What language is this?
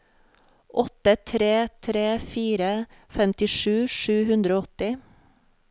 Norwegian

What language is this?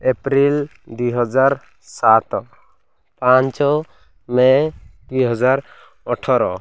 Odia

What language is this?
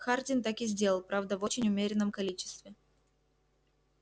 Russian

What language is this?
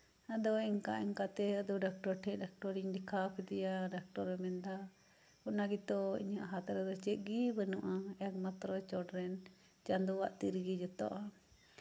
Santali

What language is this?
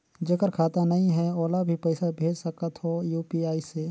Chhattisgarhi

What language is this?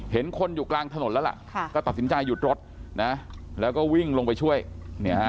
Thai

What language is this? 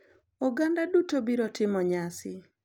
Luo (Kenya and Tanzania)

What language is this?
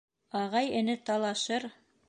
Bashkir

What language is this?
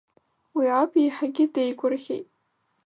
Abkhazian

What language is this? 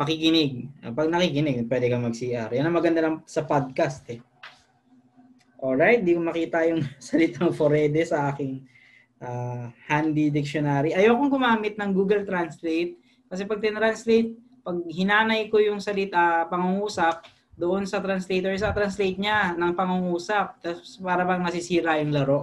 Filipino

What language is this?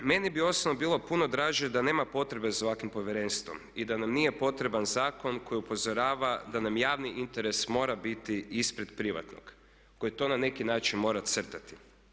Croatian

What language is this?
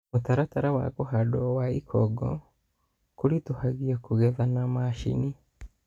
Kikuyu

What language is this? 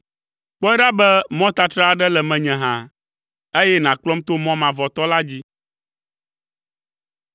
Ewe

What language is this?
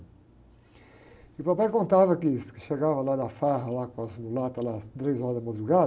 Portuguese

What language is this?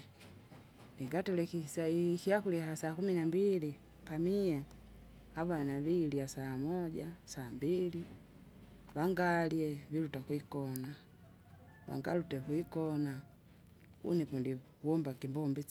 Kinga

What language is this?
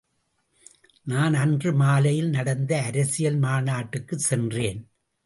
Tamil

